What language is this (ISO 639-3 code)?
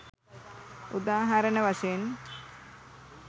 sin